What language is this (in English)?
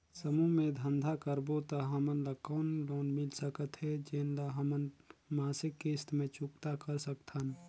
Chhattisgarhi